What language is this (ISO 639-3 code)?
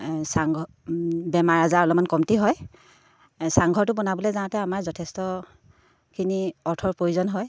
asm